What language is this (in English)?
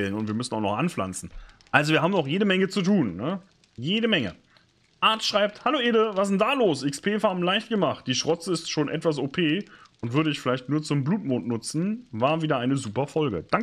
German